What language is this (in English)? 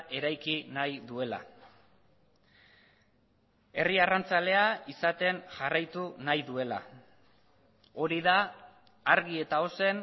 Basque